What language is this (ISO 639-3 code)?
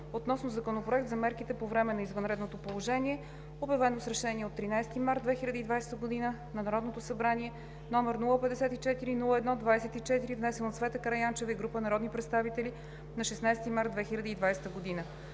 bul